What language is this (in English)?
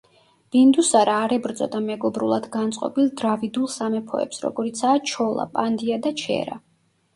Georgian